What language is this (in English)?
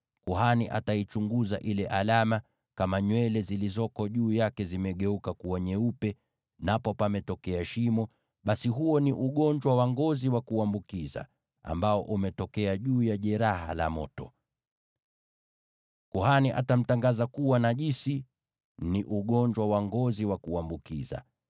Swahili